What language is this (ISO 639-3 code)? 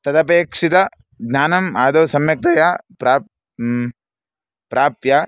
san